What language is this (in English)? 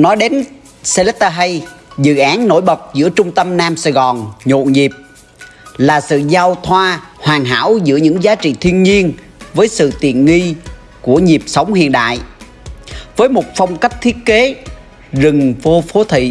Vietnamese